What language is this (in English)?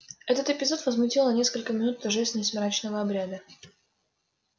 Russian